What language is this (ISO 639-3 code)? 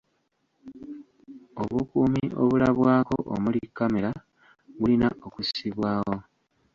lug